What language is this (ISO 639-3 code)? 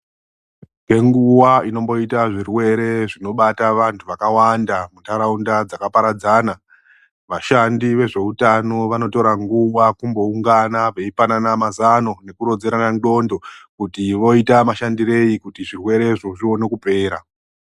ndc